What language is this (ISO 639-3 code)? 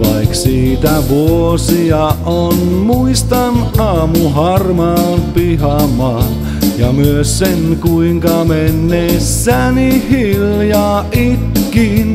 fin